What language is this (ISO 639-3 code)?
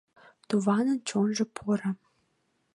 chm